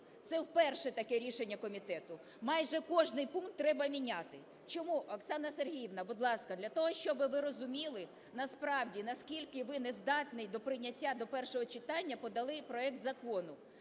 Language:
Ukrainian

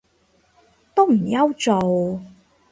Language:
Cantonese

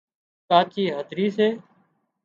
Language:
Wadiyara Koli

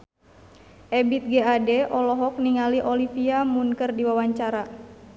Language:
Sundanese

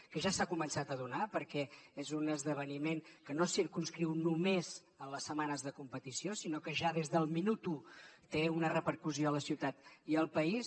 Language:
Catalan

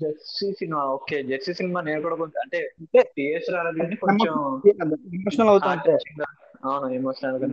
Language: Telugu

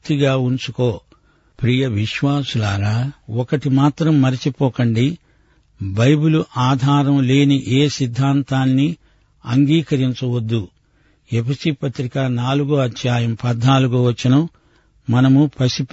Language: Telugu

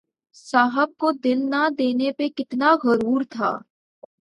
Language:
Urdu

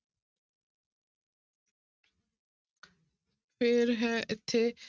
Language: Punjabi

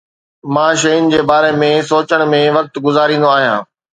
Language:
Sindhi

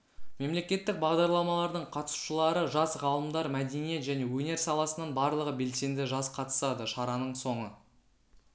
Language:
Kazakh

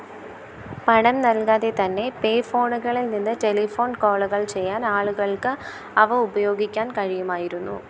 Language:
Malayalam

